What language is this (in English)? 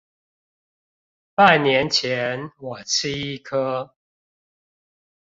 Chinese